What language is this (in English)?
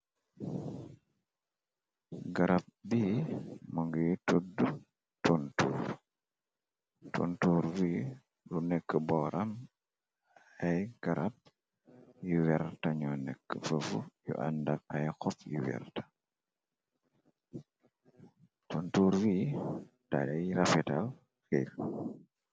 Wolof